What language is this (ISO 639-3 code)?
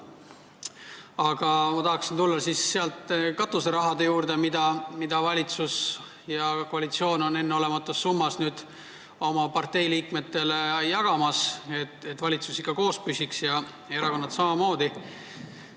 est